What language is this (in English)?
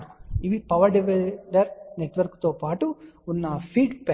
Telugu